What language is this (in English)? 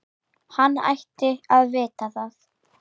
Icelandic